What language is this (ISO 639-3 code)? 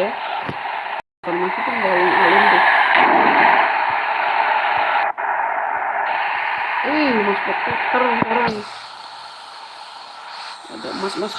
ind